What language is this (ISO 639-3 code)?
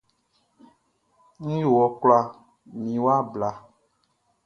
bci